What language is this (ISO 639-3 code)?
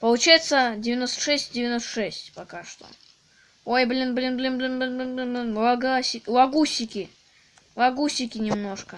rus